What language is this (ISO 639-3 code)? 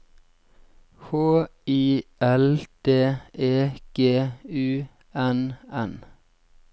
nor